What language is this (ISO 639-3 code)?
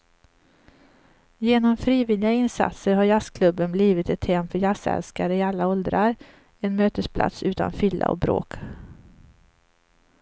swe